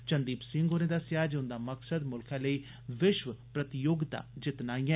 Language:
Dogri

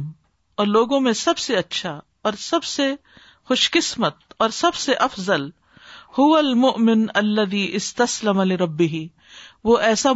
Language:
Urdu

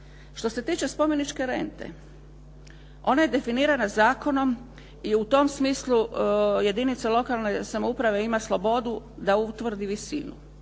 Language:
Croatian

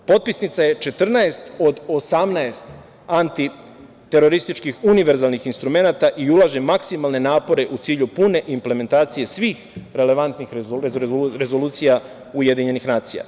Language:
Serbian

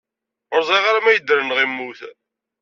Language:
Kabyle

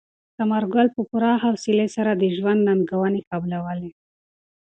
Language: Pashto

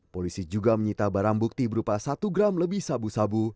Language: Indonesian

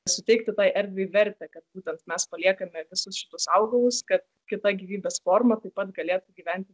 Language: Lithuanian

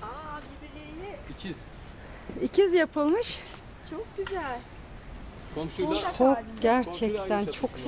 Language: Turkish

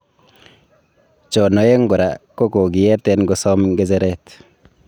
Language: Kalenjin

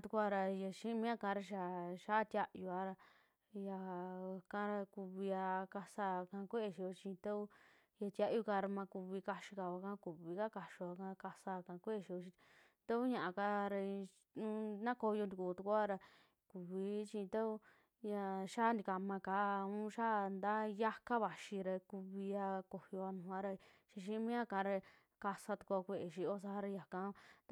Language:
Western Juxtlahuaca Mixtec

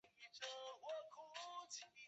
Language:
Chinese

